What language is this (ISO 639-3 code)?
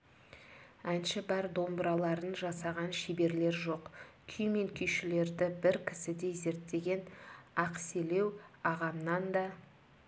kaz